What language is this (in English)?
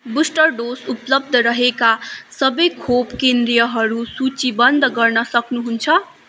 Nepali